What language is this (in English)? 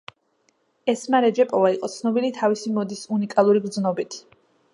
Georgian